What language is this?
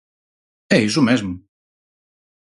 Galician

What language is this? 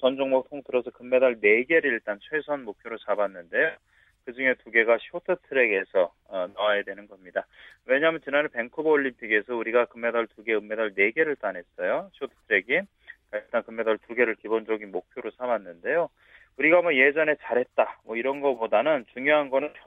Korean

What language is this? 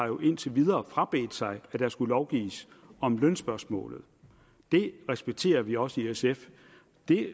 Danish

